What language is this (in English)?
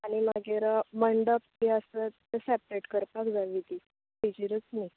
Konkani